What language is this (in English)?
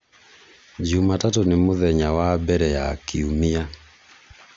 Kikuyu